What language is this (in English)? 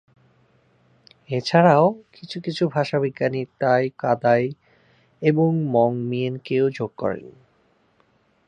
Bangla